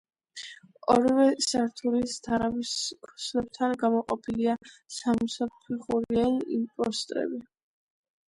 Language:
Georgian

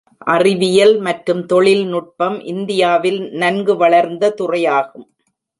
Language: Tamil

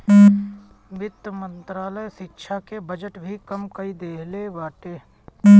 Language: Bhojpuri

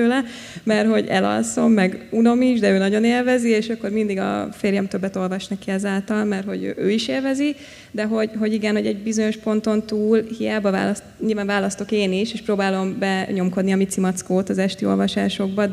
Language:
Hungarian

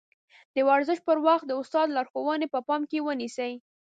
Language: Pashto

